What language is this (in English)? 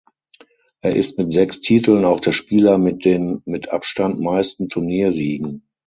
German